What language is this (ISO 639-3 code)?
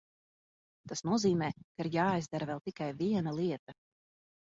lav